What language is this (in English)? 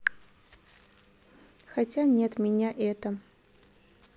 Russian